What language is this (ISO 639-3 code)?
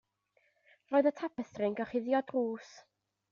cym